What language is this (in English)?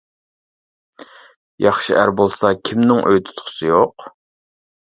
Uyghur